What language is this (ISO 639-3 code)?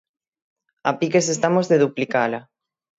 glg